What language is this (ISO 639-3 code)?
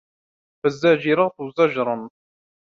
ara